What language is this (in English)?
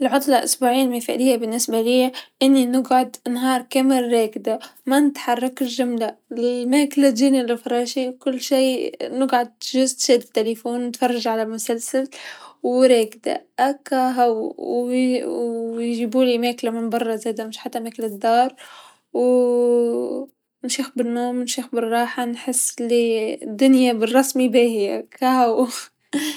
Tunisian Arabic